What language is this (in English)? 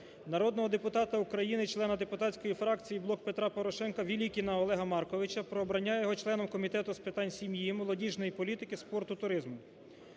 Ukrainian